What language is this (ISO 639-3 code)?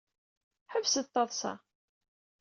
kab